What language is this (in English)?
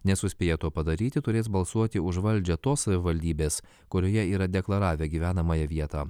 Lithuanian